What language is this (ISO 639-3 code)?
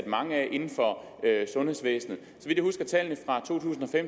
dan